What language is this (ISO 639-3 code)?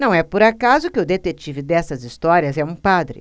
por